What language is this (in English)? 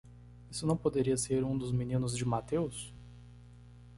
Portuguese